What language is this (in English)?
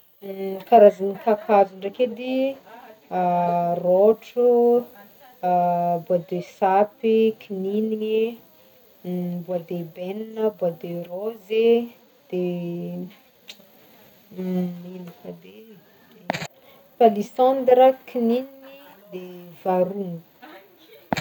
Northern Betsimisaraka Malagasy